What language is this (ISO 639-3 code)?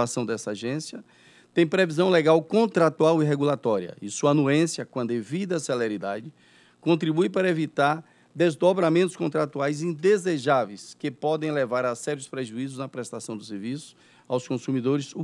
por